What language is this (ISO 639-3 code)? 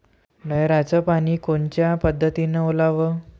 mar